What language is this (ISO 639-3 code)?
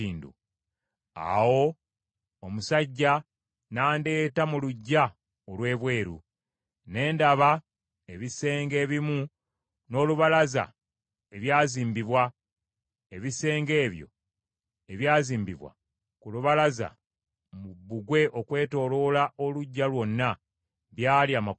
lug